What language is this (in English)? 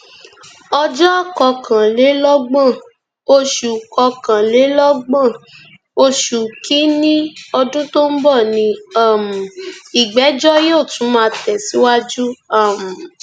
Yoruba